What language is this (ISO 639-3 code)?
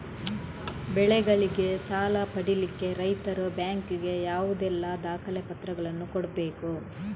kan